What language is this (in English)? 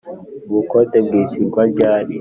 Kinyarwanda